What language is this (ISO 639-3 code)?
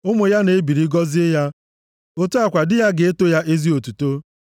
ibo